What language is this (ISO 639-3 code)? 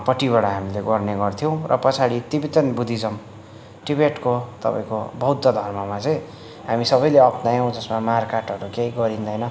nep